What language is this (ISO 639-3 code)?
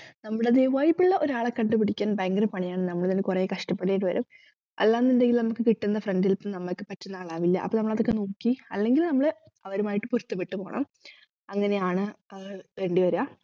mal